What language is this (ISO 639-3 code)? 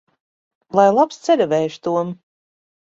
lav